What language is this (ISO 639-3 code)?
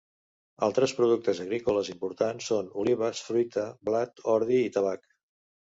cat